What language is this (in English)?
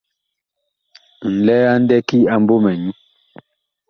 Bakoko